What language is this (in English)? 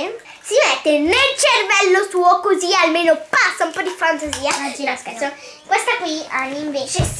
Italian